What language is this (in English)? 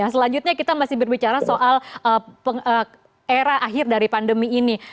Indonesian